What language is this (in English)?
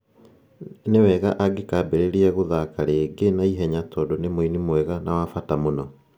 Kikuyu